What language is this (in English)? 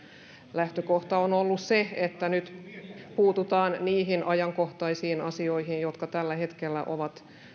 Finnish